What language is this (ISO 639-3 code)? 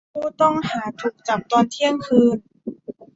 tha